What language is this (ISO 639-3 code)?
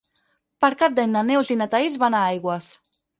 cat